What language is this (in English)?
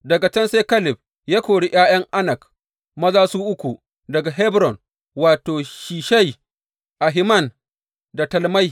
Hausa